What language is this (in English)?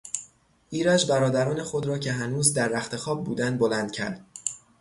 Persian